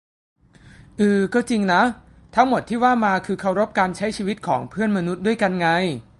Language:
Thai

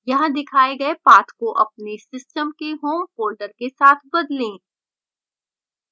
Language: Hindi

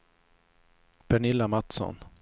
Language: Swedish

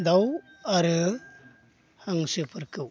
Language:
Bodo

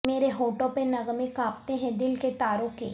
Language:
Urdu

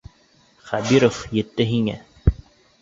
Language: Bashkir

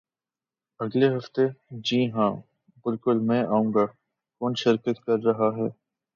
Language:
Urdu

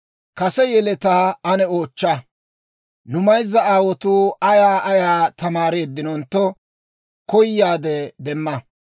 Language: Dawro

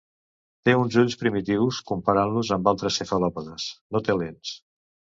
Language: Catalan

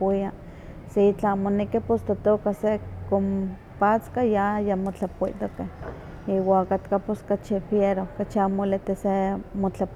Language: Huaxcaleca Nahuatl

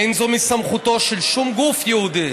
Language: Hebrew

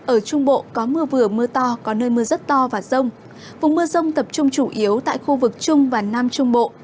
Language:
Vietnamese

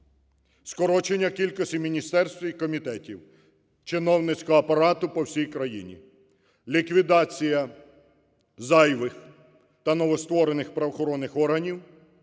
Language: Ukrainian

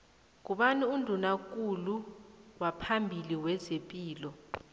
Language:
South Ndebele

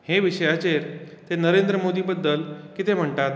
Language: Konkani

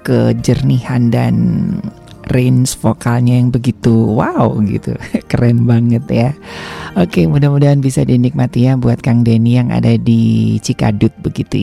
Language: Indonesian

